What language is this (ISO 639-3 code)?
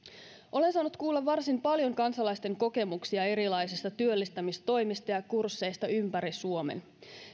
fin